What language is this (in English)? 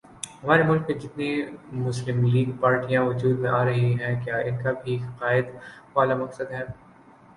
Urdu